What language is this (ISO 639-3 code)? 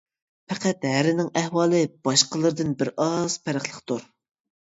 uig